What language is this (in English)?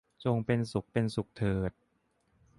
Thai